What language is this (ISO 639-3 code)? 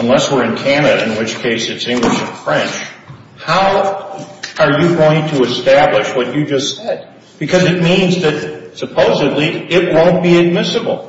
eng